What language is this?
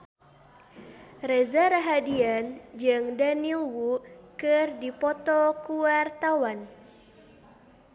Sundanese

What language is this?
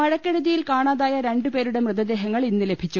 Malayalam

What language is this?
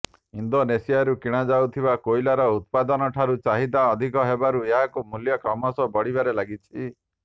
Odia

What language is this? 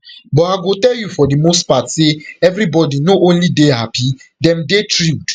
Nigerian Pidgin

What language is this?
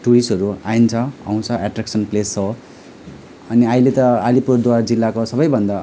Nepali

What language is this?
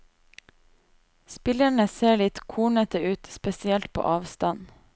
Norwegian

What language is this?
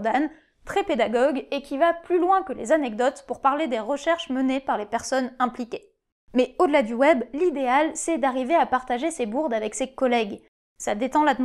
French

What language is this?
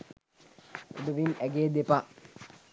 Sinhala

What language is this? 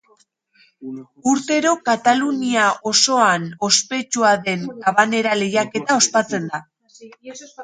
Basque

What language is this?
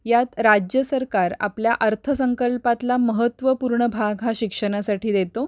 Marathi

